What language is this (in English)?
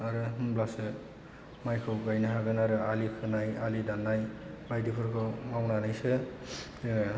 Bodo